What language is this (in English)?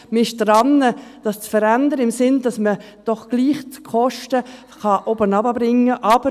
Swiss German